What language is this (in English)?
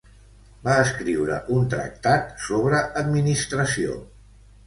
Catalan